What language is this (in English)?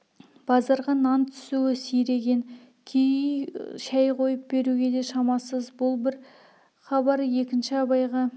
Kazakh